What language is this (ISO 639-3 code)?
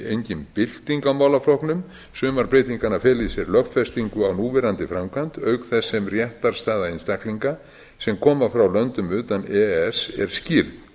isl